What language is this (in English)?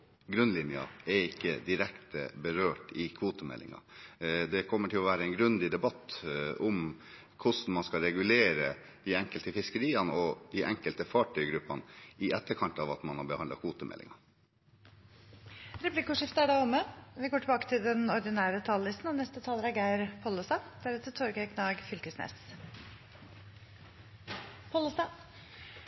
Norwegian